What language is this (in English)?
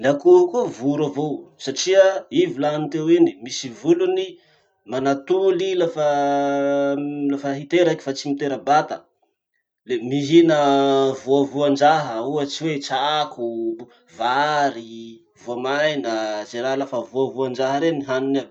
Masikoro Malagasy